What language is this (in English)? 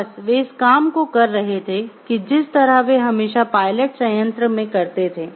Hindi